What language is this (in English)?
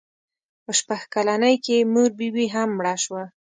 Pashto